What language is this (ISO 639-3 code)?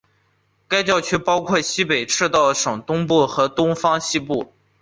zho